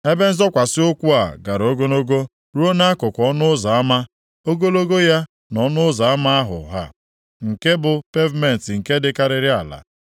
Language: Igbo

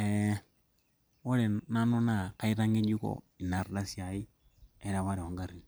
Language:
Masai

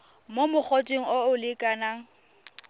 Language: Tswana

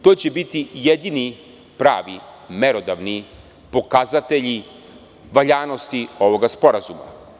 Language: Serbian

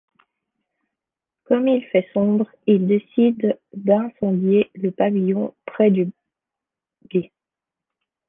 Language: French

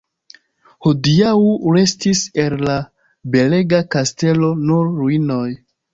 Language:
Esperanto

